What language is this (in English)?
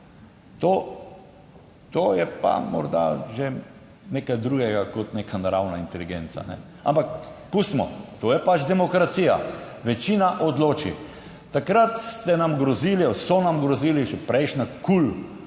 Slovenian